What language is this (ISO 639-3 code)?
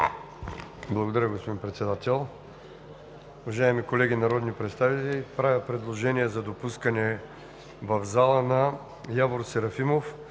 bul